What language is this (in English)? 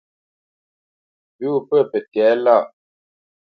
Bamenyam